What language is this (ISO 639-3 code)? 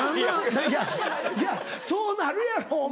jpn